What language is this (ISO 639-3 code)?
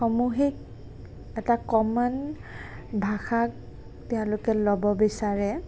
asm